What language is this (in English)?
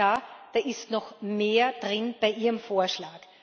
German